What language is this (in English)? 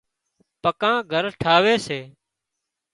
Wadiyara Koli